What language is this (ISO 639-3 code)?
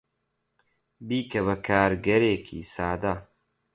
ckb